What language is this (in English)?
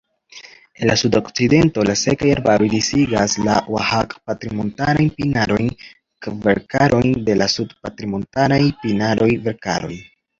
Esperanto